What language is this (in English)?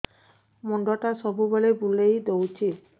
Odia